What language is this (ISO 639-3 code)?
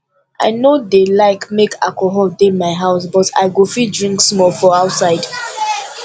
pcm